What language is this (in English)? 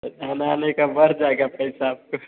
Hindi